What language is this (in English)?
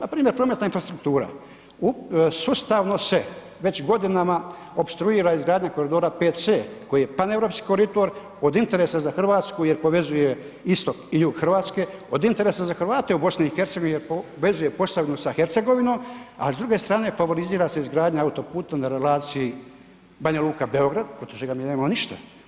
Croatian